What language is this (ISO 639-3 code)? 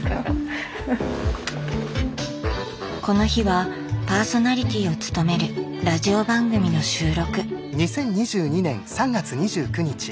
jpn